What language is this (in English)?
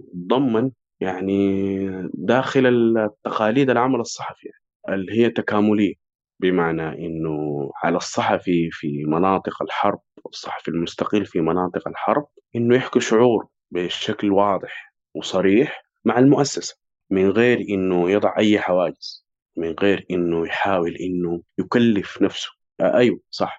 Arabic